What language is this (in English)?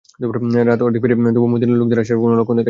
Bangla